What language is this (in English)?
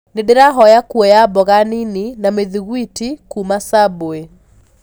Kikuyu